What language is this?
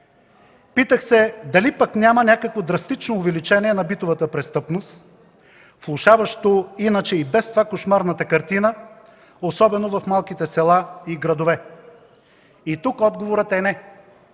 Bulgarian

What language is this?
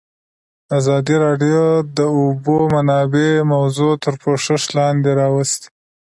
Pashto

